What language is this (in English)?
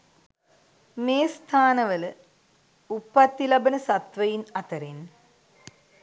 Sinhala